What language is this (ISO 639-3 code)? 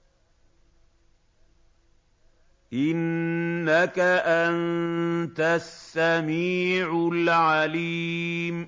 ara